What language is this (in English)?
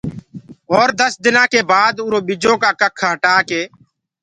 Gurgula